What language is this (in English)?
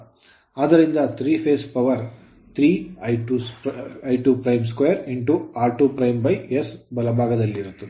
Kannada